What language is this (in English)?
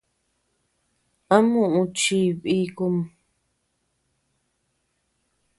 Tepeuxila Cuicatec